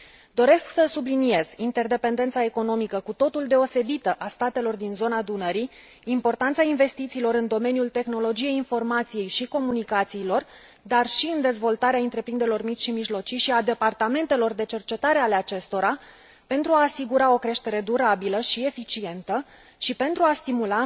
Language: Romanian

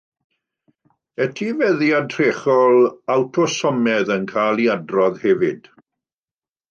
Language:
Welsh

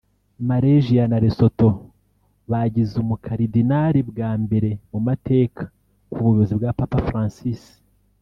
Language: Kinyarwanda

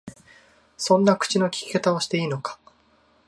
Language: Japanese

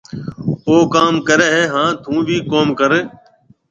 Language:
Marwari (Pakistan)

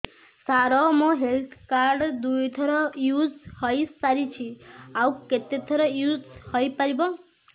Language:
Odia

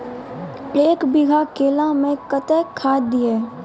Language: Maithili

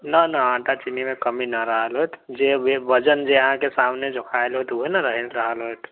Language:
Maithili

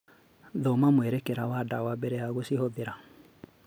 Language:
Kikuyu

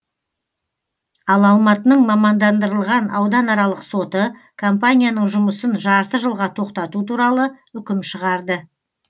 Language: Kazakh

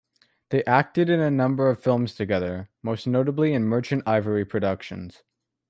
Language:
English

